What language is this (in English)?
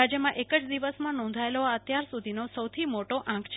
Gujarati